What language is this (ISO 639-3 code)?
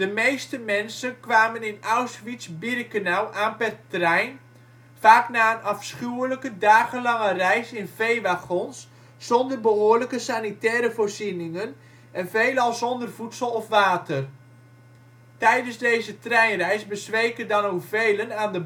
nld